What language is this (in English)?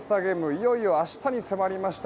Japanese